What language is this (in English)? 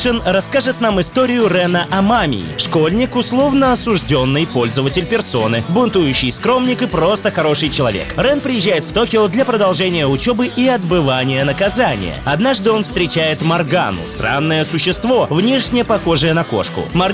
Russian